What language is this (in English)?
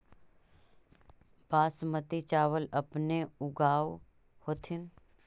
Magahi